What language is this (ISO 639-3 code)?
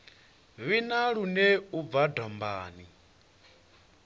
ven